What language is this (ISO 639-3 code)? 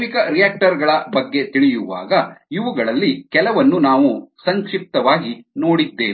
kan